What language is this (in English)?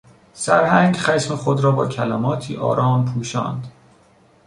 Persian